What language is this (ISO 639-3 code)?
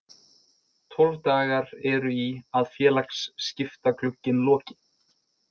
isl